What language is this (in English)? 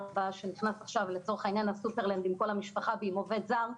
Hebrew